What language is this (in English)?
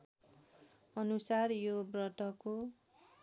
Nepali